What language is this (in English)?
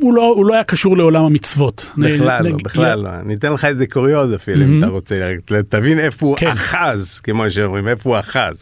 Hebrew